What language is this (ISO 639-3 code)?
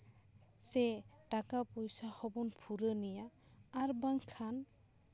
sat